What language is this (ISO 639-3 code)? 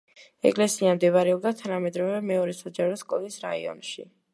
kat